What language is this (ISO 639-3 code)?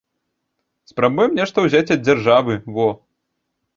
bel